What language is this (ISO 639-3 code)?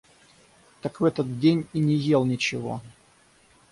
rus